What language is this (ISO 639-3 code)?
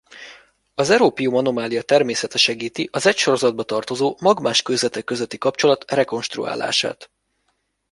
hun